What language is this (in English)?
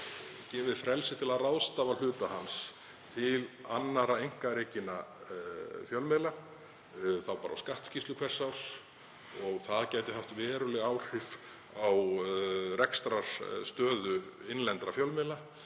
Icelandic